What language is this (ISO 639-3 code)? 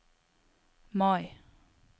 nor